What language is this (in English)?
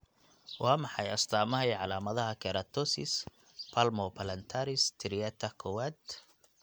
Somali